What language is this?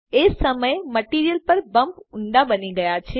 Gujarati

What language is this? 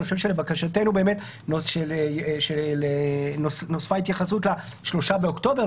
Hebrew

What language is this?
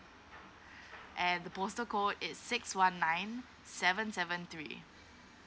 English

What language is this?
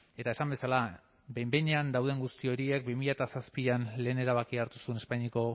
Basque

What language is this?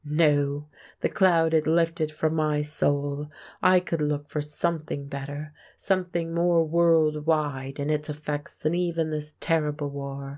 English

